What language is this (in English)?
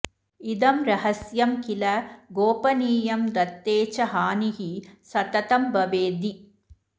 Sanskrit